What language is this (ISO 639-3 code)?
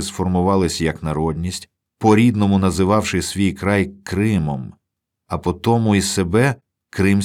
ukr